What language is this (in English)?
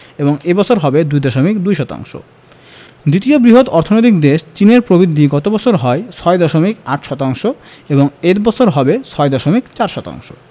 Bangla